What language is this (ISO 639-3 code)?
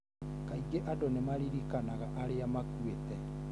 kik